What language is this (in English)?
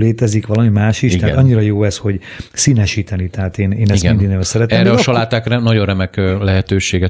Hungarian